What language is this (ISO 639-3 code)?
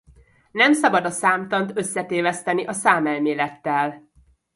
hun